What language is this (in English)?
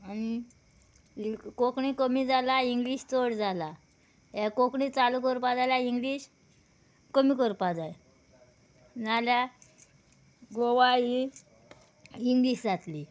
Konkani